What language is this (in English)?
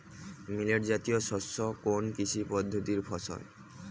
Bangla